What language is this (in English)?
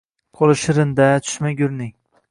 Uzbek